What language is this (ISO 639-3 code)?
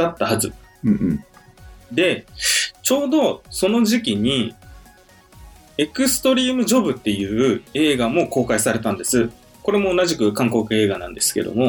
jpn